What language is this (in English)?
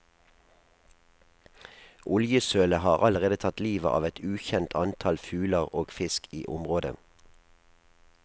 Norwegian